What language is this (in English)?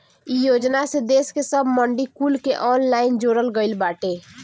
Bhojpuri